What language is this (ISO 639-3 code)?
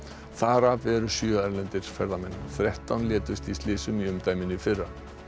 isl